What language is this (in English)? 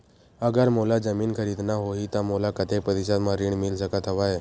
Chhattisgarhi